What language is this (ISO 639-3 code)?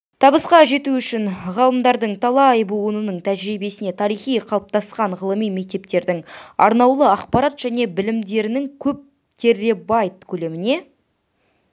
kaz